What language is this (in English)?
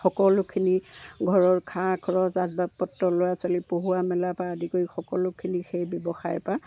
Assamese